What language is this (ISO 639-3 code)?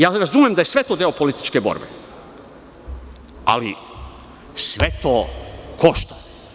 srp